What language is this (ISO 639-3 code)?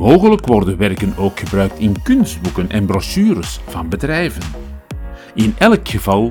nld